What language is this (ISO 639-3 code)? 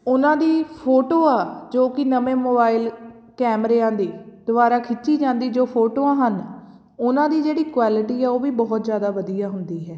pan